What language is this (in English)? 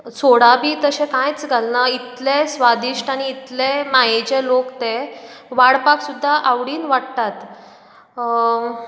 Konkani